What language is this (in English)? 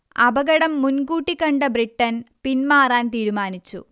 Malayalam